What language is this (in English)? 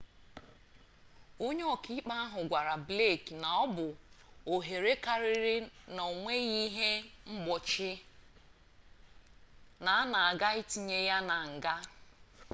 Igbo